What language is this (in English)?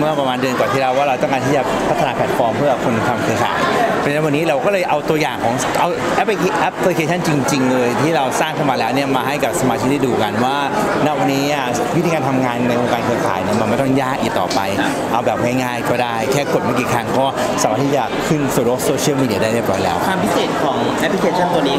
Thai